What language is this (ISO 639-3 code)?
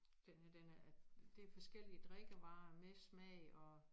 dan